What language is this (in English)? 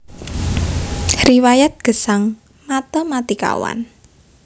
Javanese